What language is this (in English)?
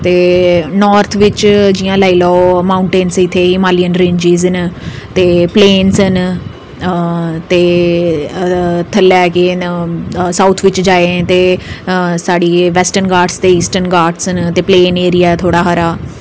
Dogri